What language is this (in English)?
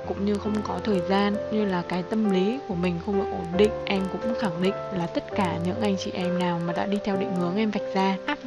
Vietnamese